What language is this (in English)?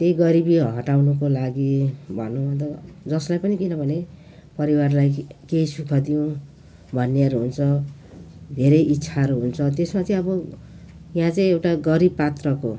Nepali